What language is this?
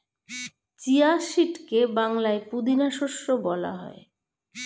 Bangla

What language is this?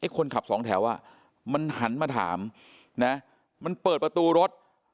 Thai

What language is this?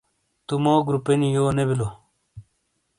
Shina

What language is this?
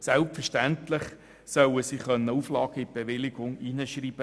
Swiss German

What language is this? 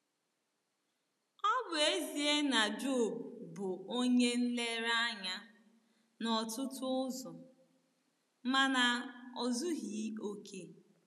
Igbo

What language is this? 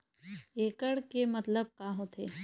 Chhattisgarhi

